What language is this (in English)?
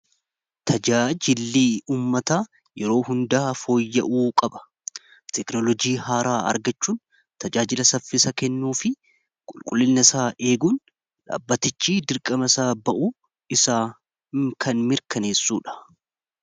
Oromo